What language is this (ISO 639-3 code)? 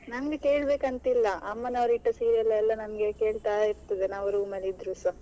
kan